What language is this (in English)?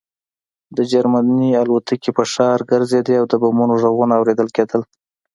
Pashto